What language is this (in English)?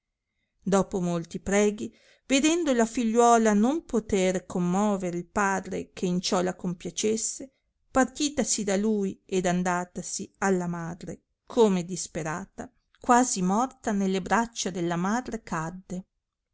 Italian